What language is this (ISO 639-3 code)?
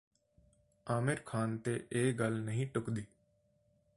pan